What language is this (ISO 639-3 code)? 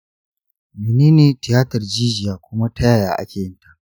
hau